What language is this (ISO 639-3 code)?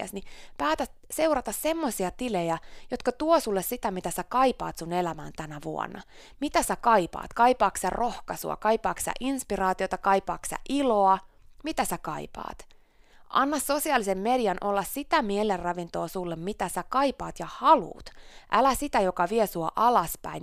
fin